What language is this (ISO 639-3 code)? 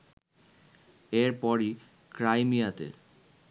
ben